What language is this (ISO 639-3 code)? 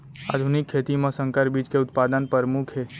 hne